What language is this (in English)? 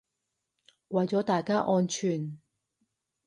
Cantonese